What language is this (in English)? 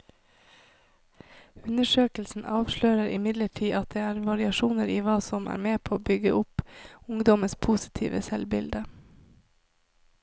Norwegian